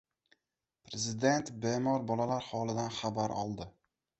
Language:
Uzbek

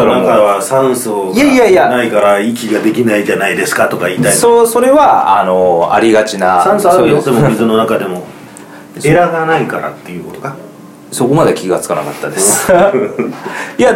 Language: Japanese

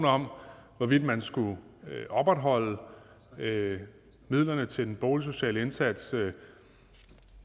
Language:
Danish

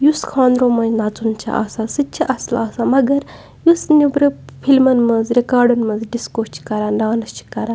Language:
Kashmiri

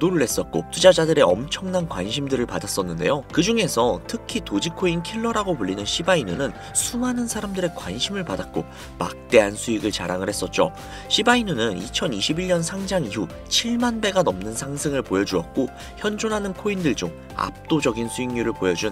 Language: Korean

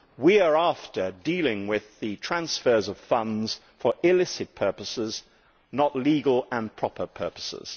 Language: English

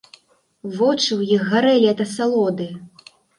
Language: Belarusian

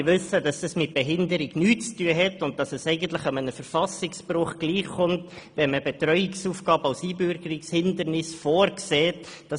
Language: Swiss German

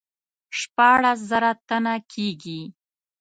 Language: Pashto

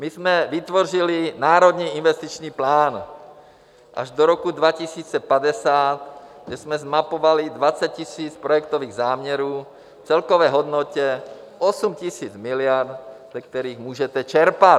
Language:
Czech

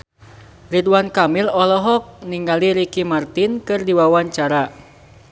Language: Sundanese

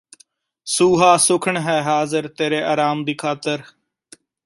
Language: Punjabi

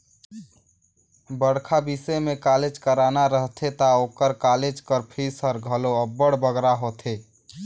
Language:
Chhattisgarhi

